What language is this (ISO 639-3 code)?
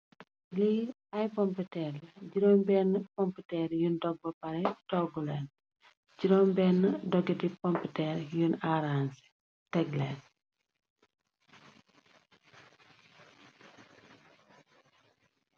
wol